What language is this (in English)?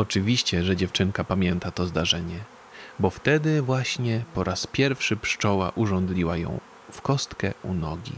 Polish